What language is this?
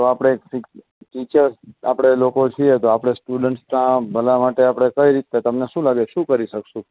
Gujarati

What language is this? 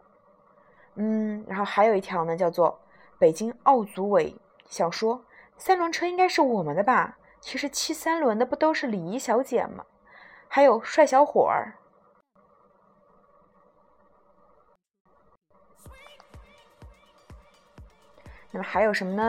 Chinese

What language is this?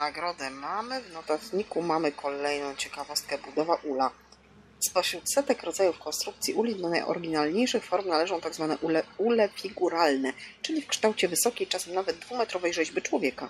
Polish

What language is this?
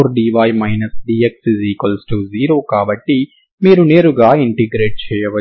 Telugu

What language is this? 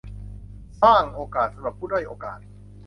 Thai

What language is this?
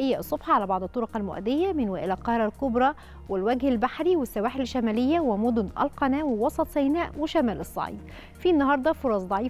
Arabic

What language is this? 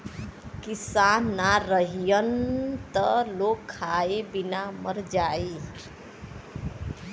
Bhojpuri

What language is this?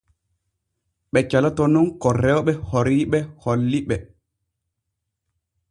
Borgu Fulfulde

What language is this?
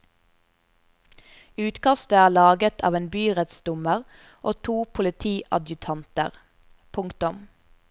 Norwegian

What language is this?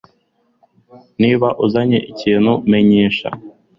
Kinyarwanda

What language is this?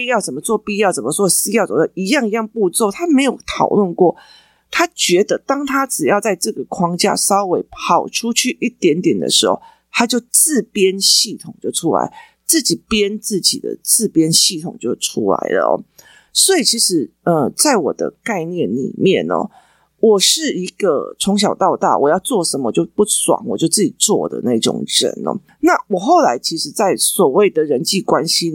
Chinese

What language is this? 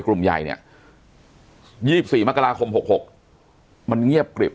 Thai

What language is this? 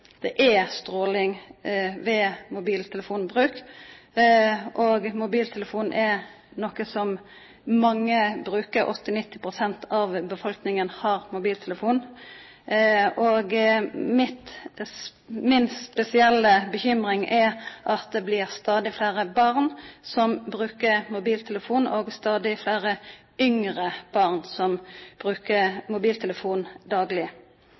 Norwegian Nynorsk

